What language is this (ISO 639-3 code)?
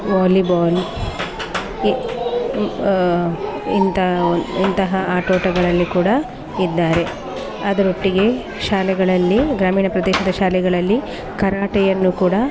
kan